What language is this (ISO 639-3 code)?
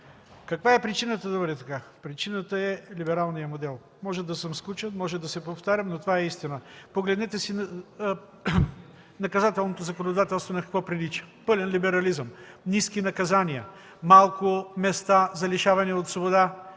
bul